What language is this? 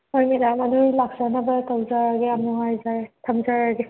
Manipuri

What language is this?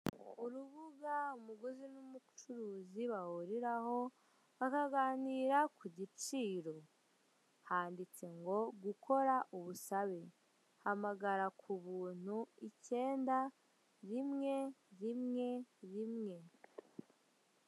Kinyarwanda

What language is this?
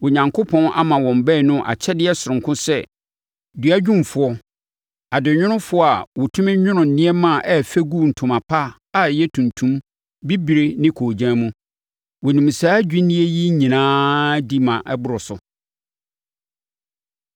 Akan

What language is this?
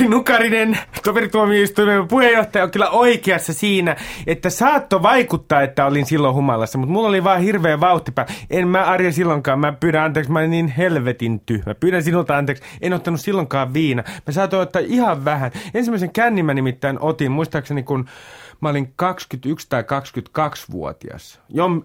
Finnish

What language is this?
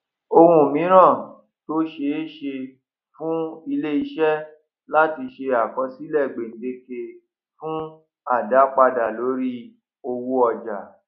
Yoruba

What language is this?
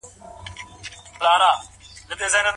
Pashto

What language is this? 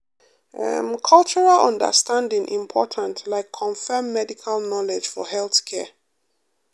Nigerian Pidgin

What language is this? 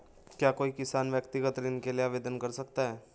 Hindi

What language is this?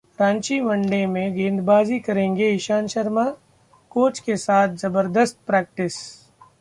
Hindi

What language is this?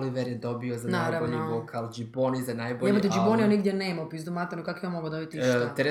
Croatian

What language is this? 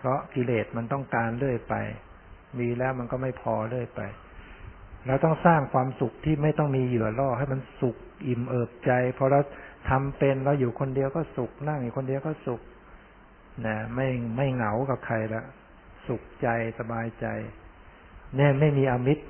Thai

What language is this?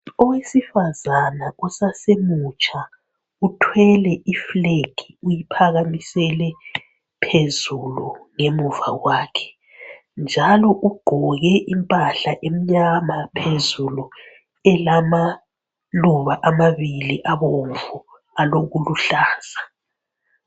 North Ndebele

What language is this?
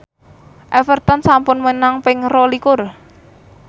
Javanese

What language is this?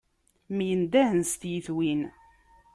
Kabyle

